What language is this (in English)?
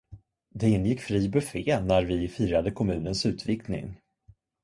Swedish